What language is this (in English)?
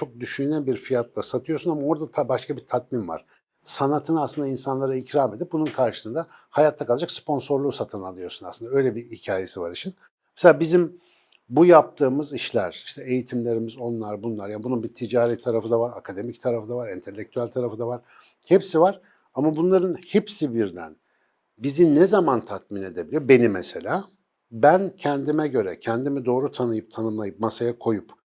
Turkish